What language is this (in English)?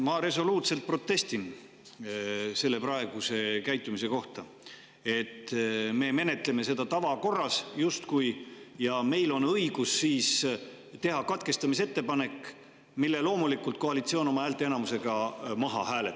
Estonian